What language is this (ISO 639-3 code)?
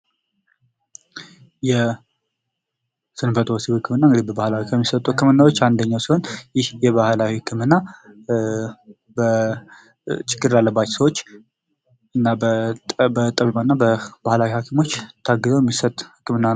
amh